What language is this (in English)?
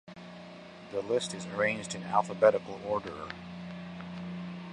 English